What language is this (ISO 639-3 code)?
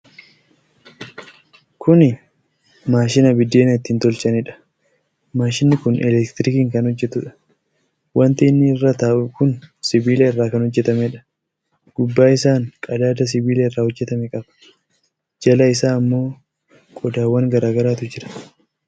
orm